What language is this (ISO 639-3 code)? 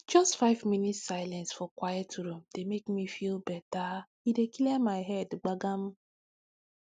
pcm